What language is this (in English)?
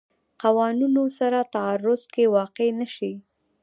Pashto